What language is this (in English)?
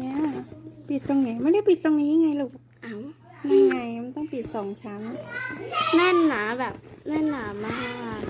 Thai